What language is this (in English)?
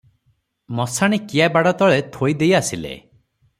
Odia